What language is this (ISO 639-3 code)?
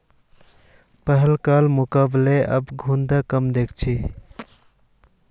mag